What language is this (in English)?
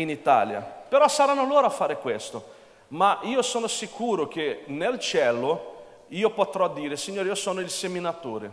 Italian